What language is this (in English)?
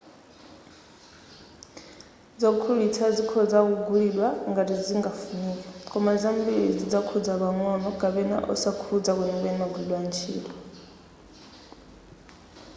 Nyanja